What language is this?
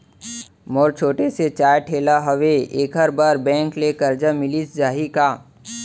Chhattisgarhi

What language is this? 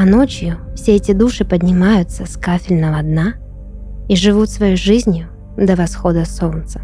Russian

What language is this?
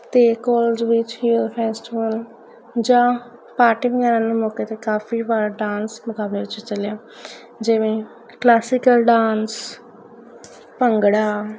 Punjabi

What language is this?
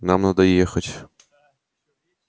Russian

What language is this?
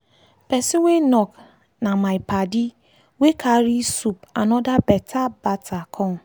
Nigerian Pidgin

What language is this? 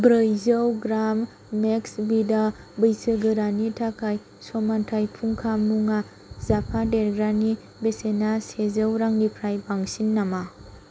Bodo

